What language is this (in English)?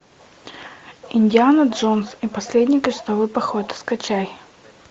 Russian